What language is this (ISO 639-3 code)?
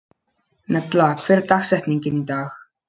isl